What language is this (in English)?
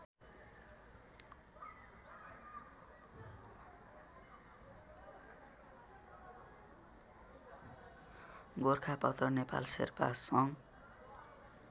Nepali